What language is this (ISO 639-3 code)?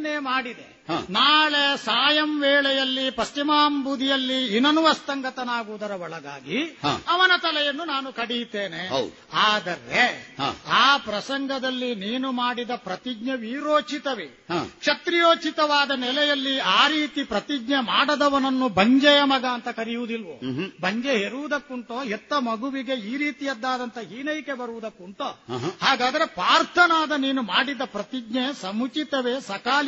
kan